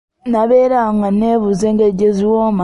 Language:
Ganda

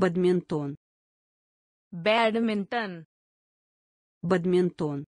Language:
Russian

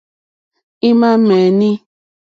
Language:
Mokpwe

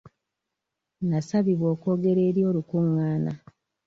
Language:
Ganda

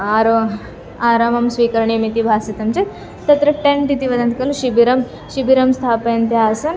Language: Sanskrit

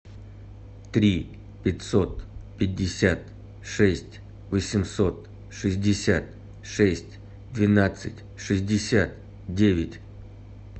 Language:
Russian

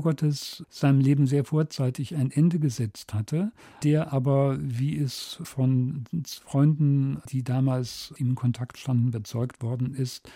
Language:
German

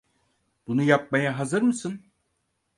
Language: Turkish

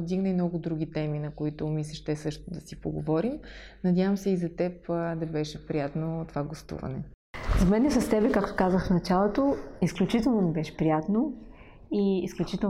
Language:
Bulgarian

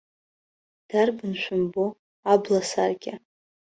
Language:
Abkhazian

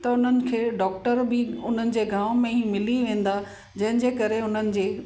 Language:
Sindhi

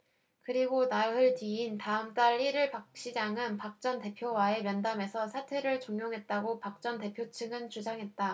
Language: Korean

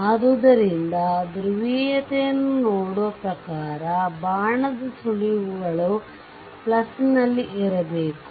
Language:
Kannada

